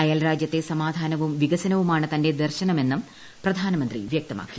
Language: Malayalam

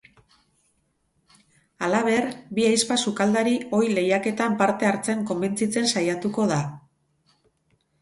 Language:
Basque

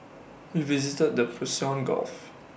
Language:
English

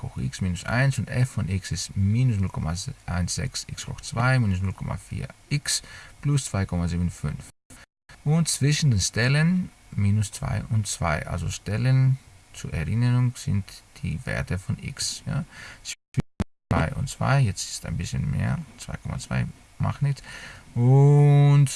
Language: German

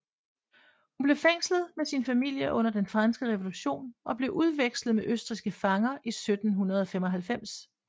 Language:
Danish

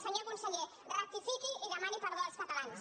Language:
Catalan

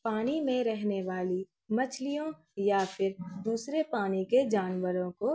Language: Urdu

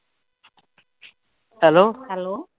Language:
Punjabi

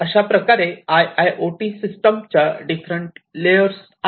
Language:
Marathi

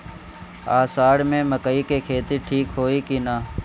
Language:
Bhojpuri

